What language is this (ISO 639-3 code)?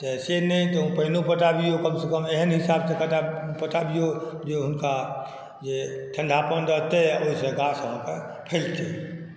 mai